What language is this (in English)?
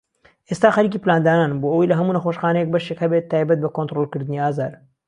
Central Kurdish